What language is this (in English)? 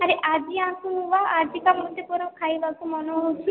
Odia